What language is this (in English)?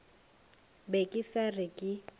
Northern Sotho